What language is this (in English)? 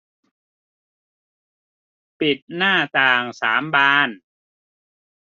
Thai